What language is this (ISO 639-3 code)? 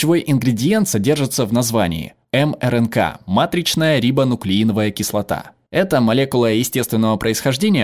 rus